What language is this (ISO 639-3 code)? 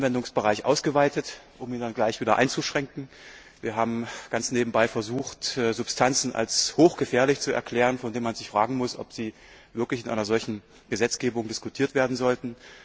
deu